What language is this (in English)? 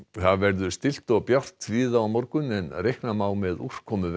Icelandic